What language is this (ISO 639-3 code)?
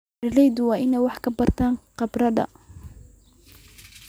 som